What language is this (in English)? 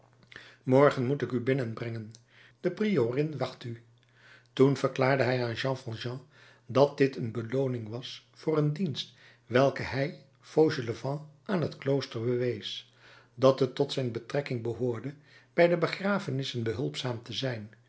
Dutch